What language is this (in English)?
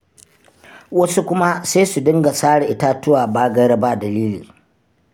Hausa